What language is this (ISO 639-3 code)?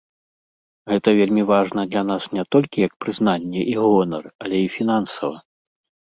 bel